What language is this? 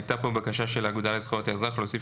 Hebrew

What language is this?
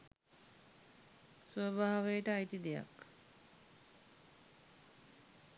Sinhala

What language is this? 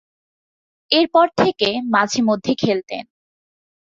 Bangla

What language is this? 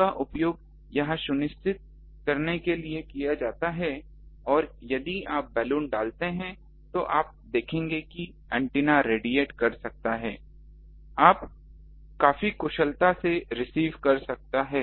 Hindi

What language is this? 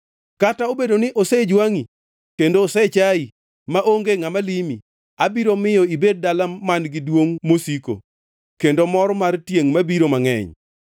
Luo (Kenya and Tanzania)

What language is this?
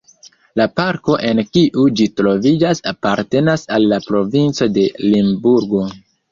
Esperanto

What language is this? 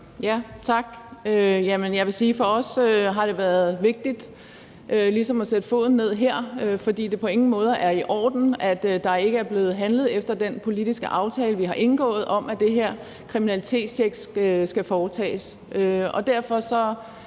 Danish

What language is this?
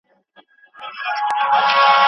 Pashto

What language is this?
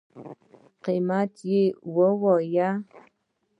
Pashto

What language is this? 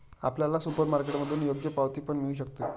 Marathi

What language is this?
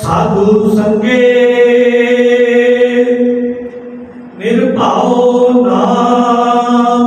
Punjabi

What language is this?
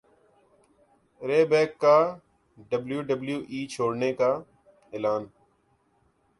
Urdu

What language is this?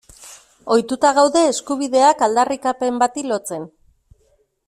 Basque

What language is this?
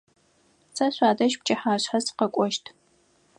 Adyghe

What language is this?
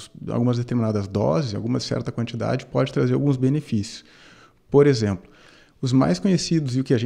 Portuguese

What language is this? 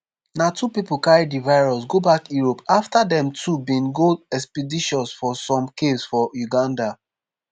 Nigerian Pidgin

